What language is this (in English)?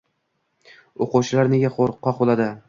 Uzbek